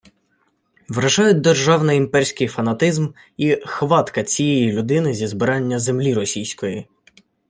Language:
Ukrainian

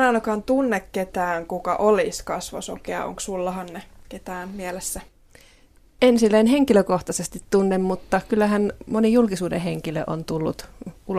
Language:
Finnish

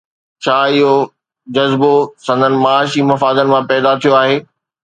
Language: Sindhi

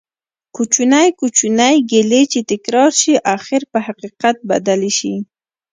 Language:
Pashto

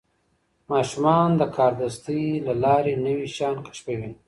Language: Pashto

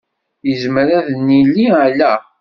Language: Kabyle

